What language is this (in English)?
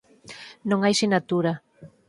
Galician